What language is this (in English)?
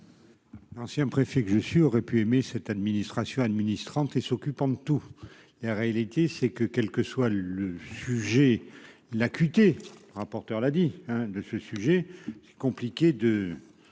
French